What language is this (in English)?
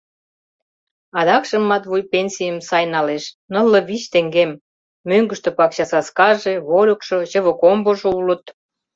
Mari